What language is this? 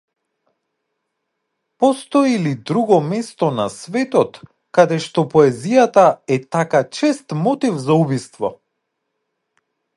Macedonian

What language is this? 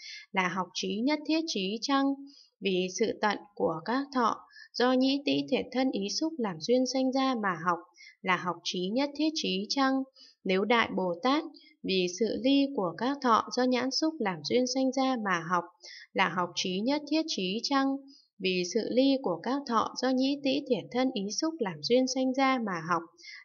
Vietnamese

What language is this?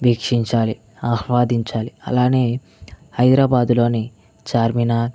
Telugu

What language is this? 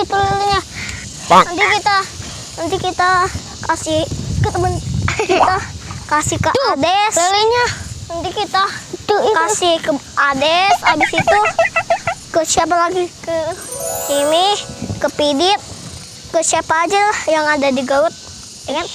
Indonesian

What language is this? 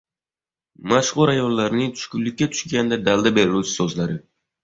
Uzbek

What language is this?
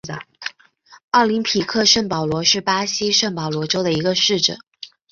Chinese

